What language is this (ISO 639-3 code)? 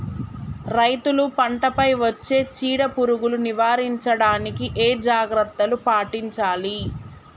tel